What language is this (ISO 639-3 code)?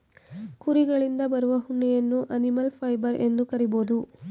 kan